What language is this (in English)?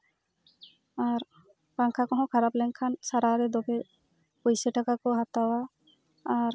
Santali